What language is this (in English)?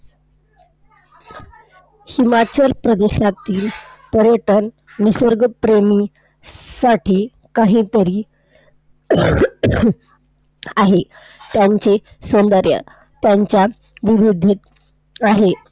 Marathi